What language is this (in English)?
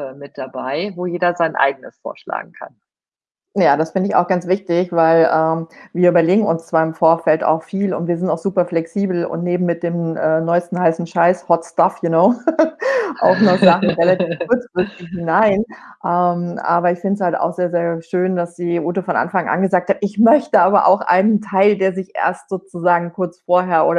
German